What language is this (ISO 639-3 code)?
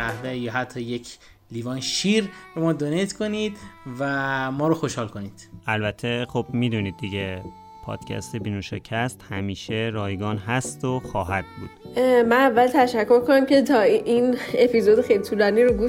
fas